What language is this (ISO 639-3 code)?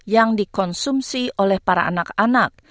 ind